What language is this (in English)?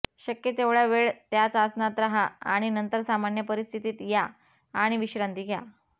Marathi